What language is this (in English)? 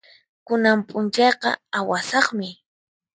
Puno Quechua